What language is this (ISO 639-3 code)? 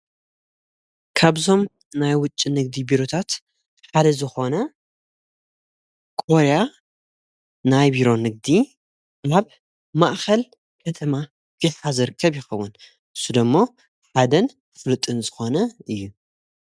tir